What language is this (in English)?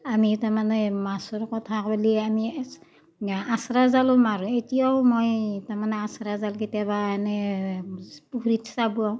Assamese